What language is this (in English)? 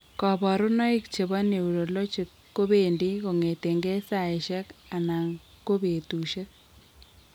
Kalenjin